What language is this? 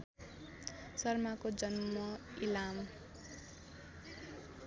Nepali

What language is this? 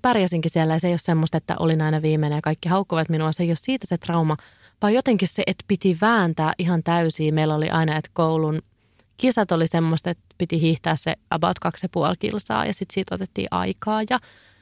Finnish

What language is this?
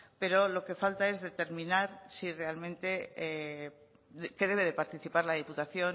Spanish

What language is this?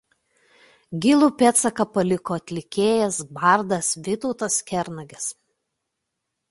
Lithuanian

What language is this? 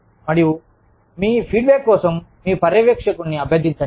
Telugu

